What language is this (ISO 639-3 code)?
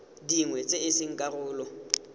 tsn